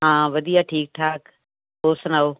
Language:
Punjabi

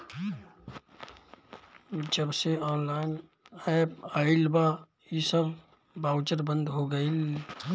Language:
Bhojpuri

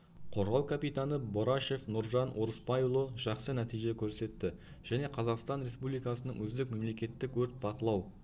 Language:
Kazakh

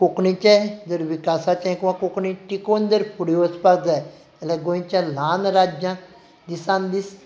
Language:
Konkani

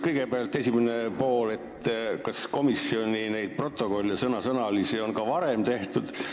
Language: Estonian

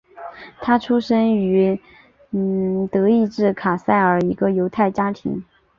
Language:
Chinese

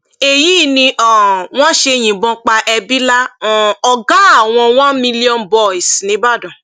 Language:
Yoruba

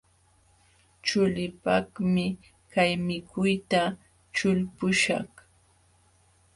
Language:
Jauja Wanca Quechua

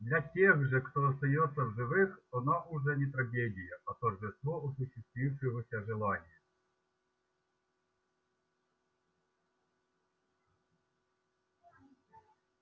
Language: Russian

